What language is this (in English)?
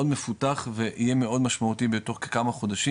Hebrew